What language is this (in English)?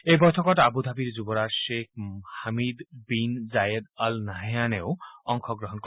Assamese